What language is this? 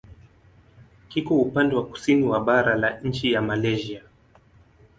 Swahili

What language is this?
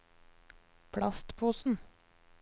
Norwegian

